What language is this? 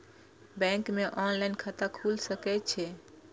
Maithili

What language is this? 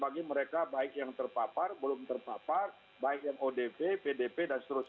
Indonesian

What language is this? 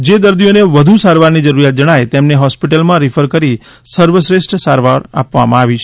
Gujarati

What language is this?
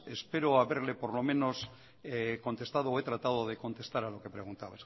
Spanish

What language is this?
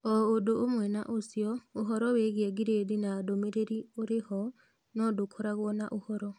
Kikuyu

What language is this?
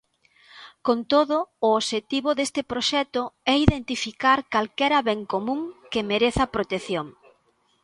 Galician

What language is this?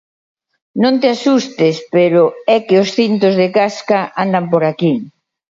Galician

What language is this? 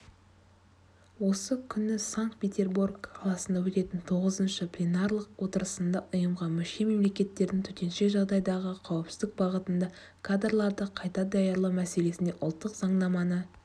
Kazakh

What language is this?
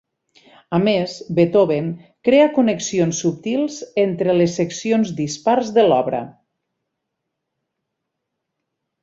Catalan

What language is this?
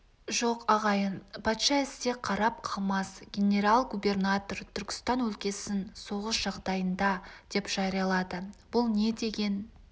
Kazakh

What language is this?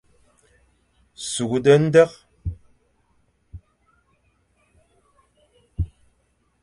Fang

